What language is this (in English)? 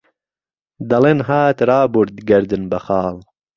Central Kurdish